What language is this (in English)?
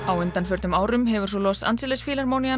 Icelandic